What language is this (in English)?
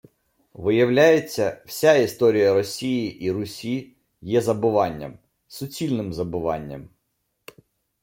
Ukrainian